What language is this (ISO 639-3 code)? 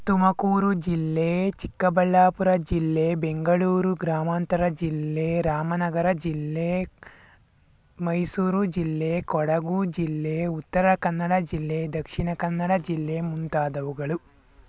kan